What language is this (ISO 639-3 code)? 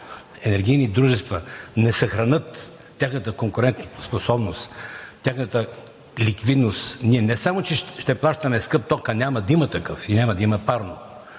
bul